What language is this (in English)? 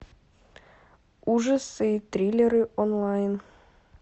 Russian